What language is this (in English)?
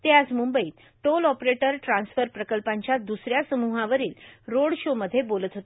Marathi